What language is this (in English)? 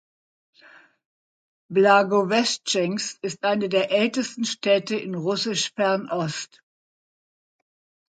German